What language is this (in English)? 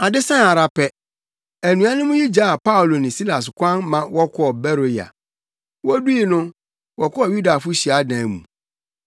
Akan